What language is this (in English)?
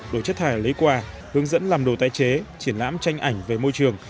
Vietnamese